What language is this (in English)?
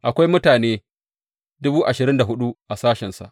Hausa